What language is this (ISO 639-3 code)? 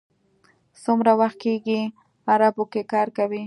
pus